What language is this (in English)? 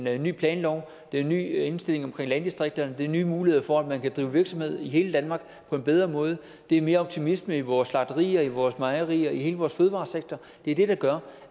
Danish